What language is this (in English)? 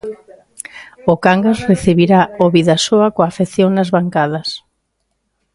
Galician